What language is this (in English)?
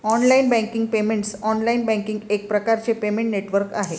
Marathi